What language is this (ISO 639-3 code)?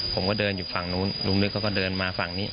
tha